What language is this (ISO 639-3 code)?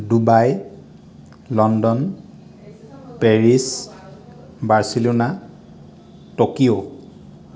asm